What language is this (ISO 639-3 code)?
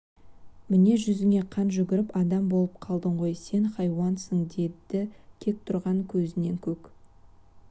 kaz